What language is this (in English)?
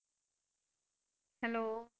Punjabi